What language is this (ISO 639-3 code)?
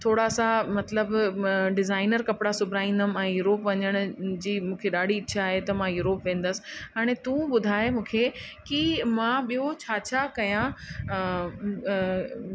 snd